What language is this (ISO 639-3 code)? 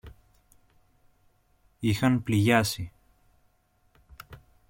ell